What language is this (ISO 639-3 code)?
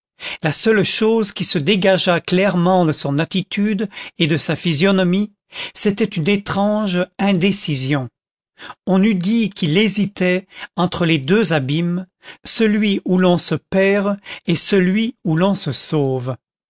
fra